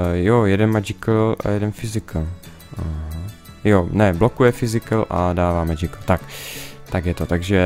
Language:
Czech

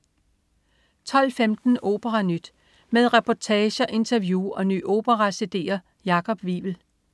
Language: Danish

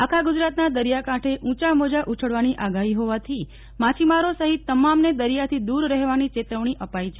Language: Gujarati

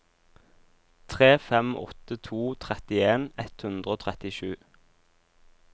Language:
Norwegian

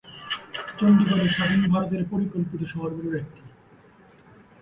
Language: Bangla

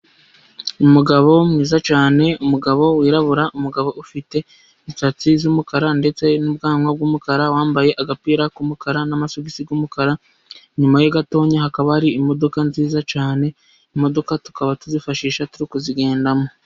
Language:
Kinyarwanda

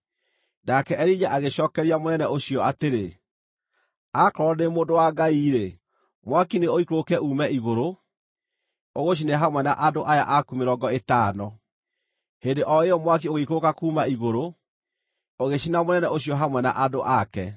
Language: Kikuyu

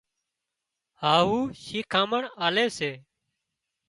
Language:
Wadiyara Koli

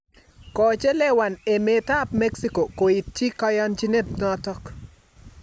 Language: Kalenjin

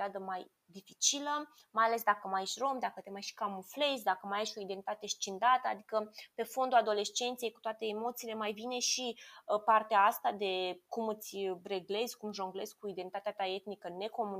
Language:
Romanian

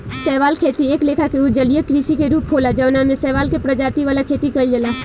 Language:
Bhojpuri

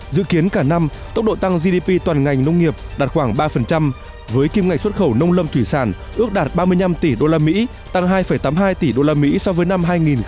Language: Vietnamese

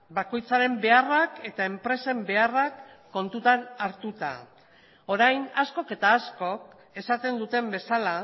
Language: Basque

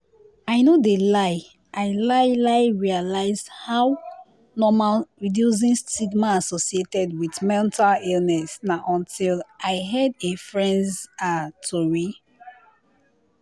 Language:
Nigerian Pidgin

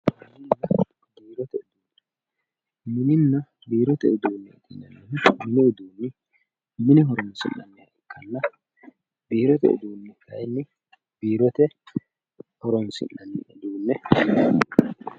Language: Sidamo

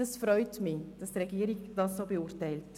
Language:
Swiss German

